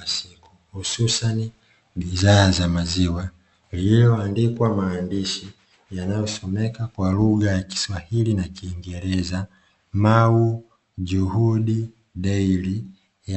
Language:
Swahili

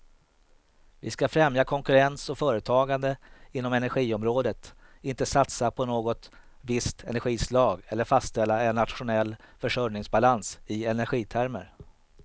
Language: Swedish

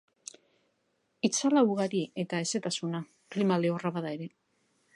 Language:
Basque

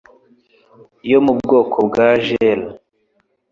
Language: Kinyarwanda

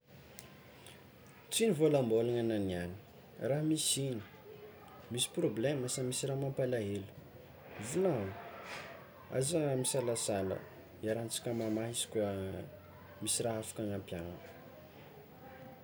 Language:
Tsimihety Malagasy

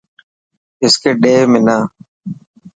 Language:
Dhatki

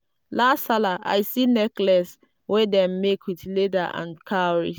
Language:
Nigerian Pidgin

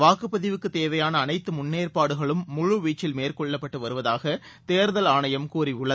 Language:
Tamil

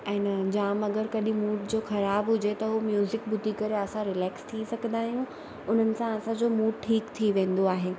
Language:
Sindhi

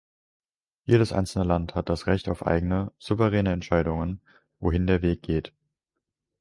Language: German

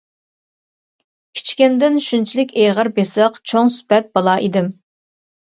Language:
Uyghur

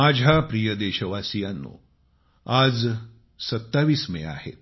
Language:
Marathi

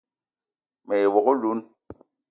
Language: Eton (Cameroon)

